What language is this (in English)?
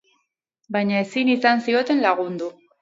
Basque